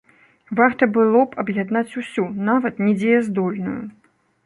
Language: Belarusian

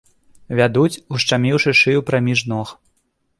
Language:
Belarusian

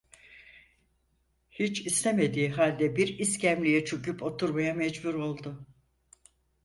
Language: Turkish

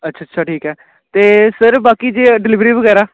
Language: Punjabi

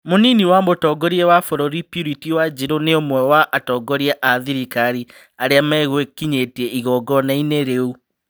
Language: Kikuyu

